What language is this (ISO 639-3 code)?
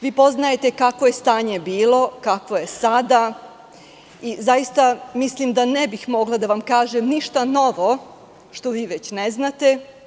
srp